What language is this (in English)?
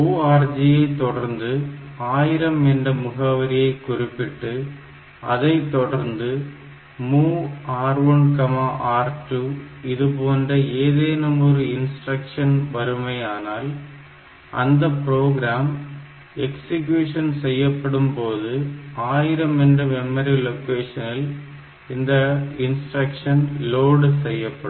Tamil